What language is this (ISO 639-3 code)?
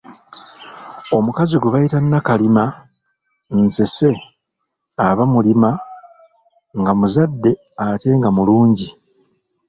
lug